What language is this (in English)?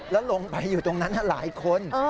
Thai